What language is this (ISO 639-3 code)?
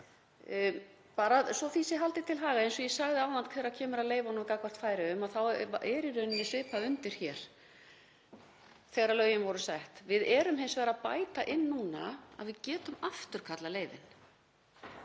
isl